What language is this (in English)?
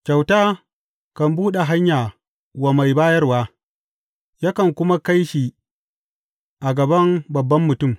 Hausa